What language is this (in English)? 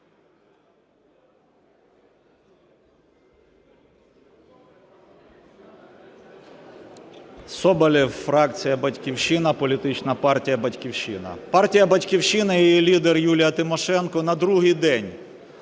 Ukrainian